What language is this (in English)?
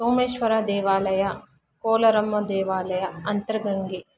Kannada